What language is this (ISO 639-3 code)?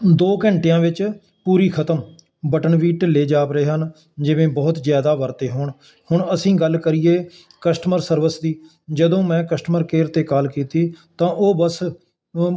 pan